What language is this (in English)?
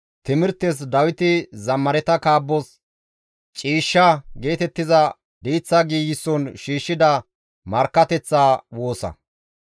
Gamo